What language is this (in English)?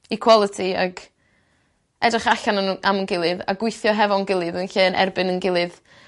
Welsh